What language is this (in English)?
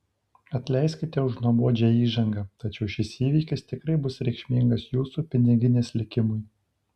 Lithuanian